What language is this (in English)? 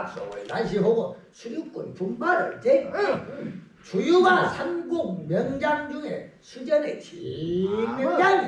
Korean